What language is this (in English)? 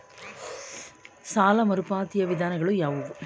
Kannada